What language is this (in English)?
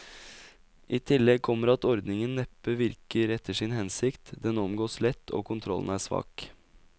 Norwegian